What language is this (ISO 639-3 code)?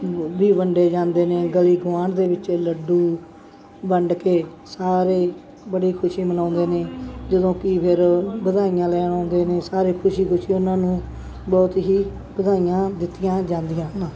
pan